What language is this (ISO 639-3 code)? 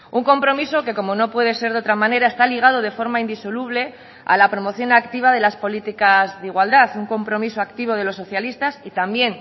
spa